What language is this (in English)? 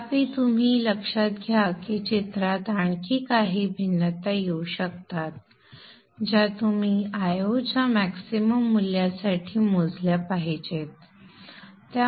Marathi